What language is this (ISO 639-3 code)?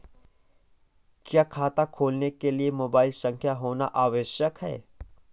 hin